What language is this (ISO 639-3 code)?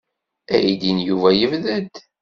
kab